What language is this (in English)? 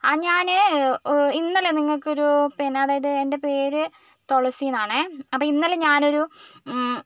Malayalam